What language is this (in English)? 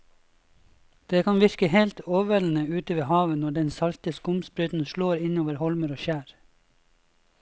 Norwegian